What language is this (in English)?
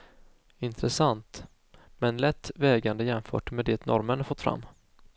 Swedish